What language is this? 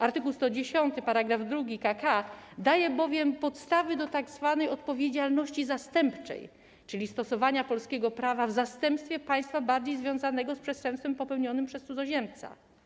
Polish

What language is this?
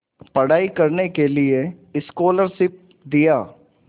Hindi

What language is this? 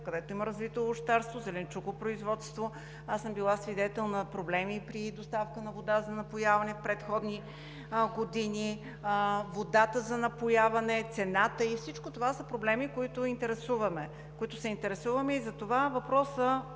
Bulgarian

